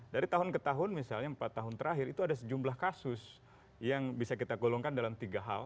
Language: Indonesian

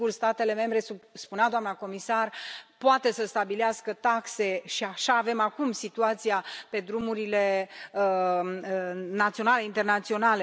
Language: Romanian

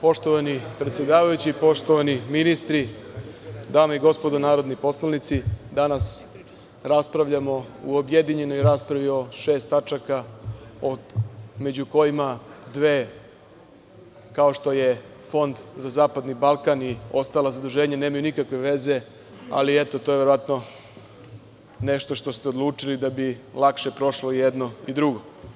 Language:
Serbian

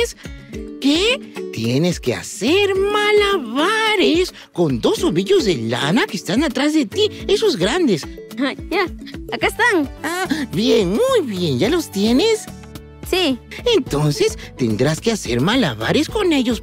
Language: Spanish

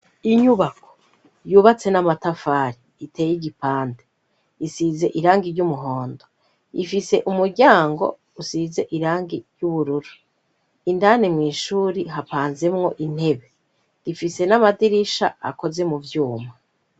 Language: Rundi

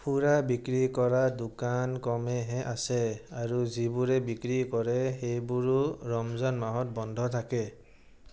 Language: Assamese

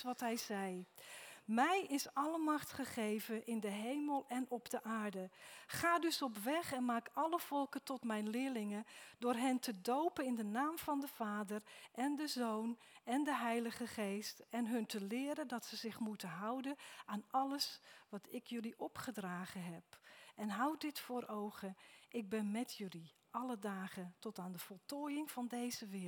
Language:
Dutch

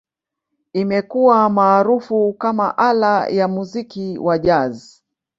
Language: Swahili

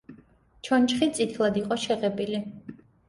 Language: Georgian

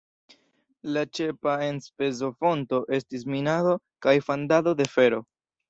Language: Esperanto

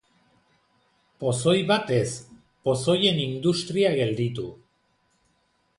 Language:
Basque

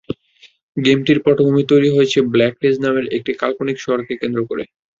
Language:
Bangla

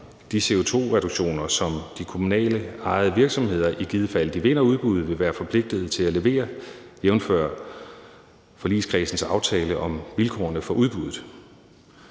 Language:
Danish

